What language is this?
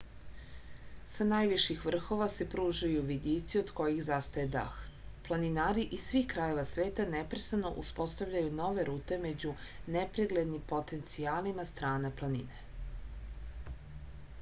Serbian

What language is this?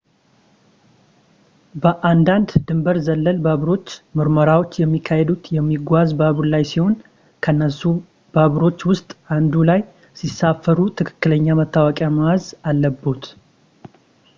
Amharic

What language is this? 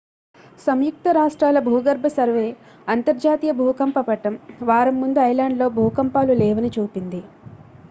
Telugu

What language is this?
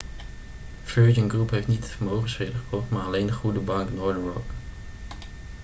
Dutch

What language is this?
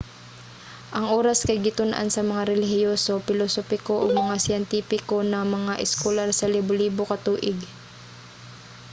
Cebuano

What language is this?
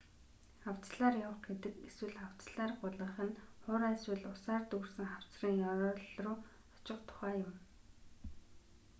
Mongolian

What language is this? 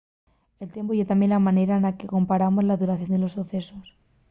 Asturian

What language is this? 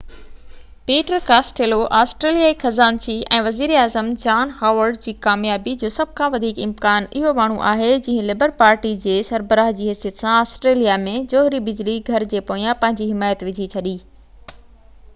Sindhi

